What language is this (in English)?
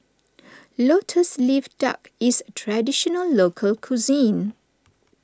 English